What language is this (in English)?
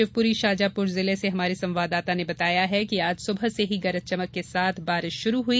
Hindi